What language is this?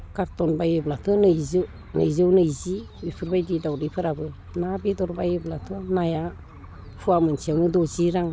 Bodo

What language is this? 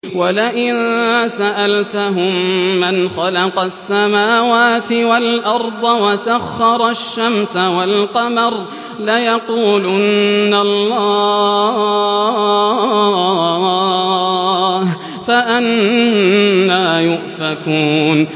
Arabic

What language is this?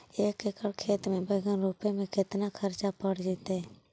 Magahi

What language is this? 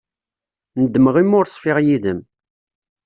Kabyle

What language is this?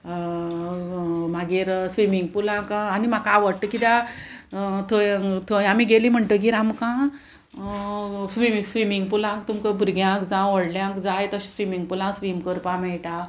Konkani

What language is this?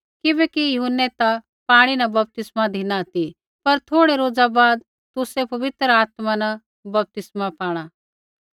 Kullu Pahari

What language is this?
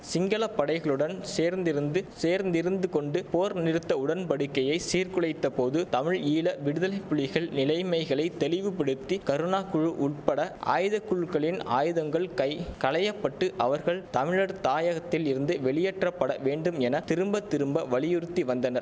Tamil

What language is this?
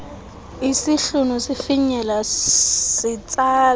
Xhosa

